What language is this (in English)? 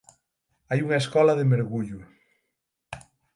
Galician